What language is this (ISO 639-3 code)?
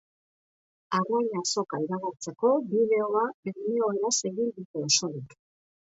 eus